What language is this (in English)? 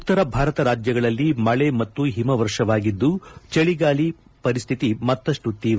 Kannada